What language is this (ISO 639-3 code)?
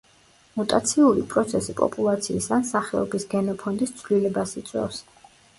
kat